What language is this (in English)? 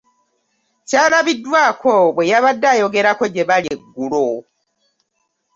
Ganda